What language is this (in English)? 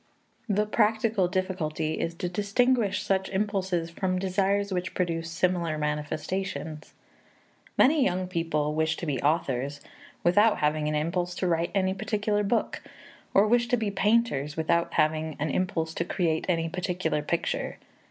English